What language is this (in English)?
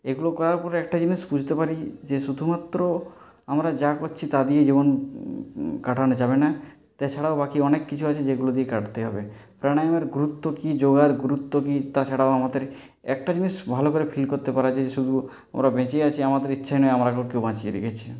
Bangla